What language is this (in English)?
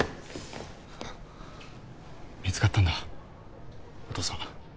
Japanese